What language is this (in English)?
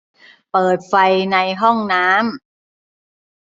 Thai